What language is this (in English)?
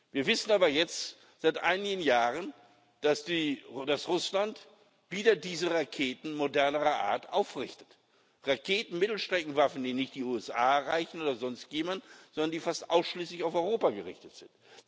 German